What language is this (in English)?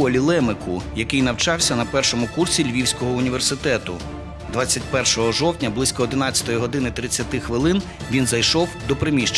Ukrainian